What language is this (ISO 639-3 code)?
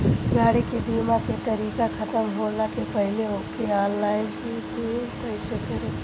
bho